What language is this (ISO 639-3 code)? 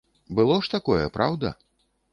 bel